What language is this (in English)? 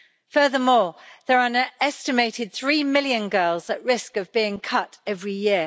English